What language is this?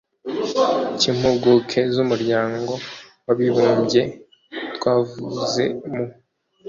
Kinyarwanda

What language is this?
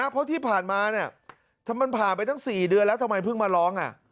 Thai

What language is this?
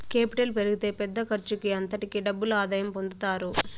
Telugu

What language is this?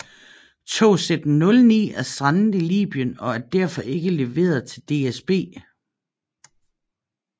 Danish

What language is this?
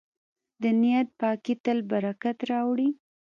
Pashto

